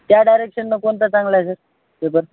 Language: Marathi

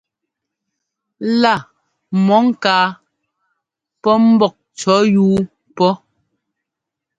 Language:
Ngomba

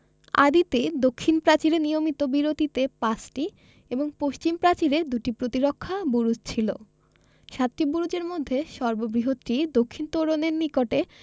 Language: Bangla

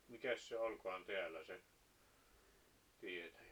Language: Finnish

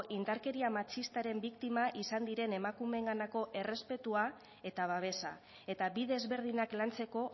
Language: Basque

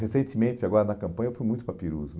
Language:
Portuguese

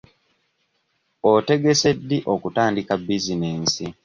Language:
Ganda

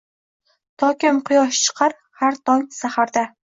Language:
Uzbek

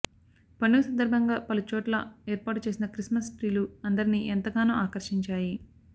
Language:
Telugu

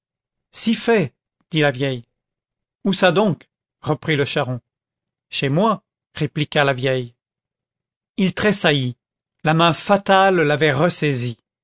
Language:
French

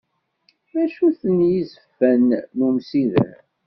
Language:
Kabyle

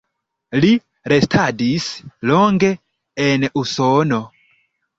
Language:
Esperanto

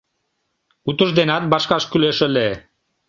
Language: Mari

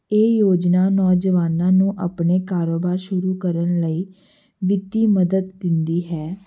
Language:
Punjabi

